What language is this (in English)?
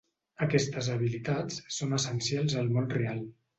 Catalan